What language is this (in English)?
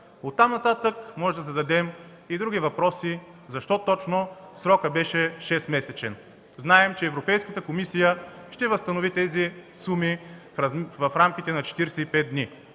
Bulgarian